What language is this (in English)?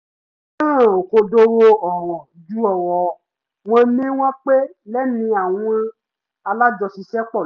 Yoruba